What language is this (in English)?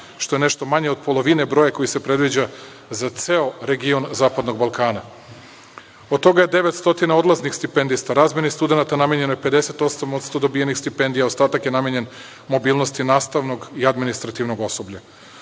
Serbian